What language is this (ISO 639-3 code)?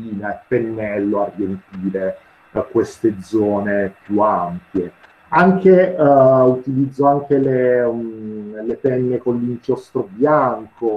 ita